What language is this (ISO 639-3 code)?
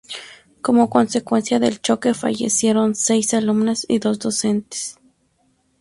spa